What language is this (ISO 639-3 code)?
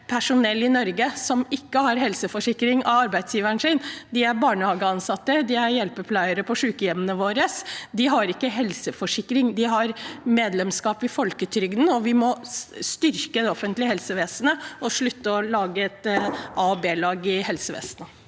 nor